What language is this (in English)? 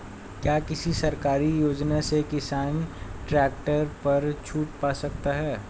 Hindi